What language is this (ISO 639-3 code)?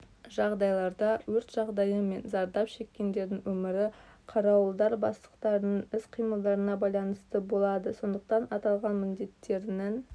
kaz